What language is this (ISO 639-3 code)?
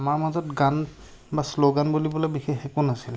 asm